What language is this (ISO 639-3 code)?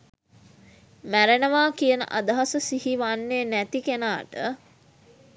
sin